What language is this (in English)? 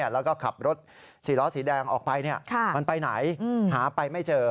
Thai